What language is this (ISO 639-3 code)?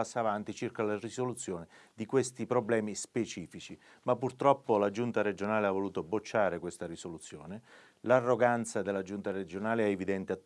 ita